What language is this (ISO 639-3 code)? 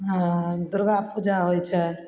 mai